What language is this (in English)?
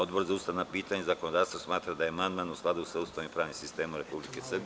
Serbian